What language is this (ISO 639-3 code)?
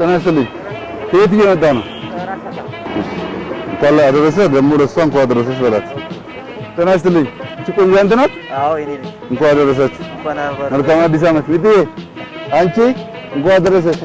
tur